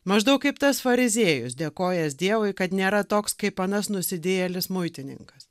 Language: Lithuanian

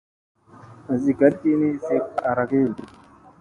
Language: Musey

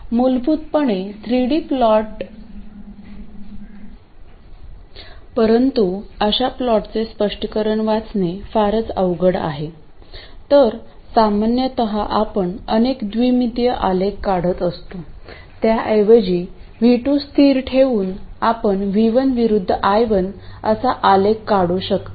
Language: Marathi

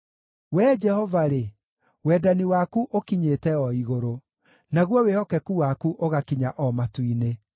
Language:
Kikuyu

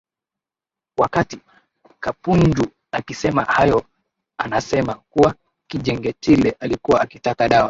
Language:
Swahili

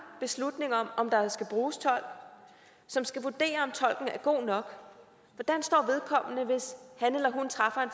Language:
Danish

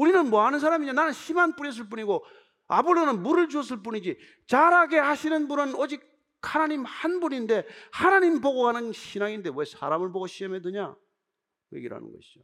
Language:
Korean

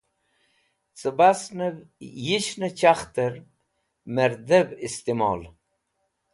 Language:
Wakhi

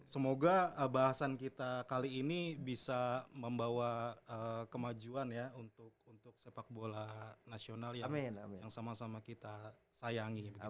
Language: Indonesian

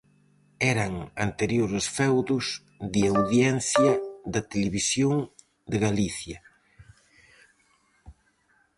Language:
Galician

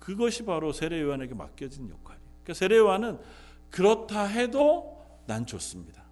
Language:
Korean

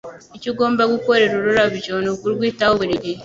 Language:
Kinyarwanda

